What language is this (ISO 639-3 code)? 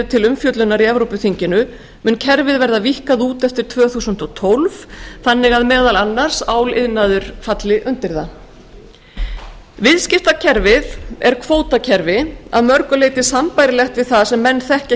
isl